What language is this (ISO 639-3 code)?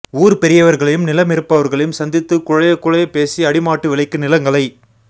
tam